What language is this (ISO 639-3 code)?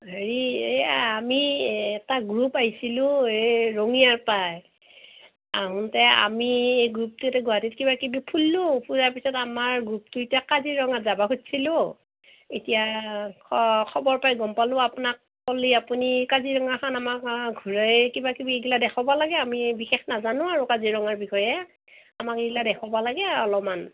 asm